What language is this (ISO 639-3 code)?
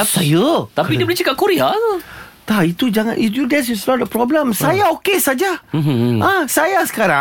msa